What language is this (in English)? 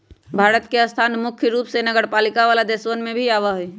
Magahi